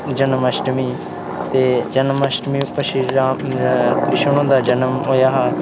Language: Dogri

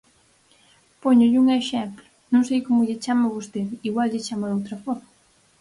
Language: Galician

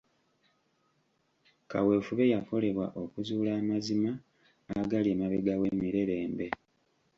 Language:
Ganda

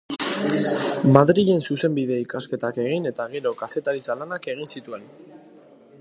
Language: Basque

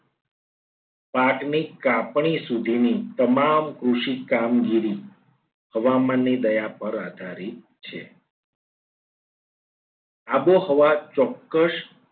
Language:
Gujarati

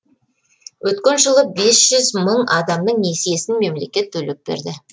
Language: Kazakh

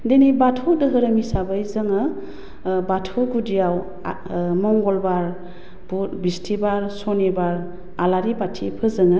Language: Bodo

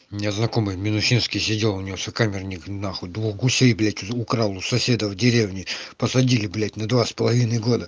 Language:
Russian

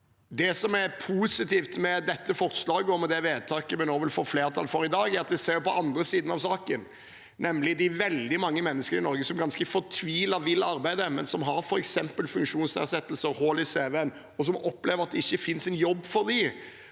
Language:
Norwegian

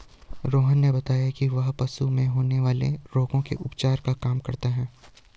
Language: Hindi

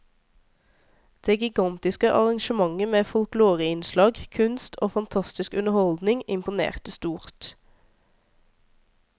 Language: Norwegian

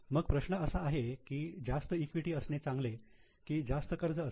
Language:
Marathi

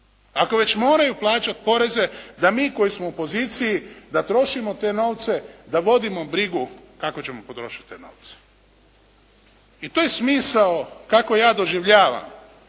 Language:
Croatian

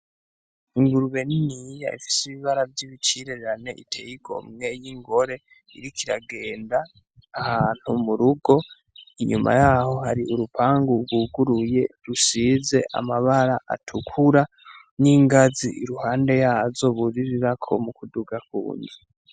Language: Rundi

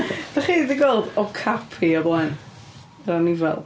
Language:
Welsh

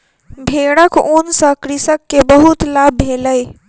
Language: Maithili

